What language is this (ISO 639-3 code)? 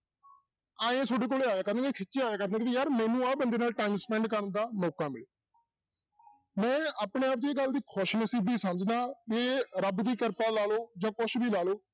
pan